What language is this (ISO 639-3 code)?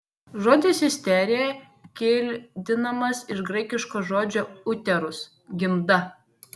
lit